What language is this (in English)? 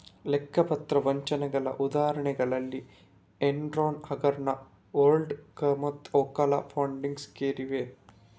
Kannada